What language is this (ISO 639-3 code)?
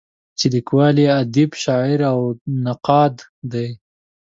pus